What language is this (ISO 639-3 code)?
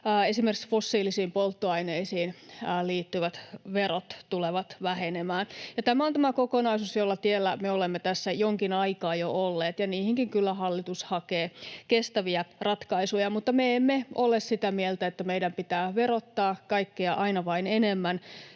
fin